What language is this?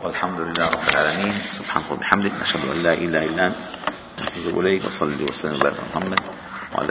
Arabic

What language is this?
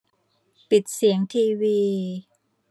Thai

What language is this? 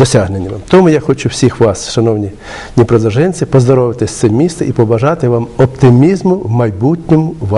Ukrainian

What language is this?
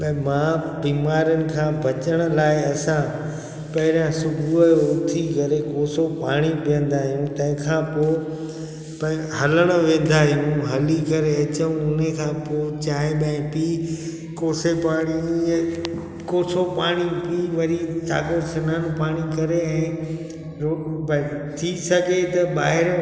Sindhi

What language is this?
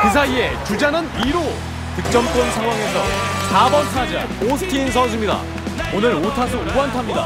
Korean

